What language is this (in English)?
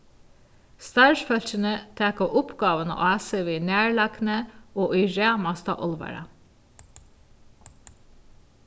Faroese